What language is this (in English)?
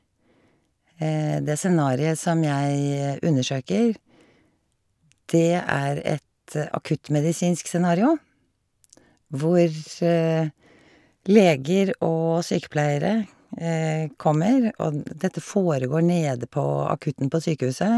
Norwegian